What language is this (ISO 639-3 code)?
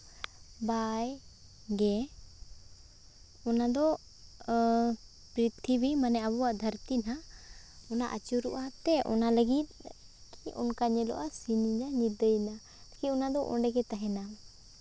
sat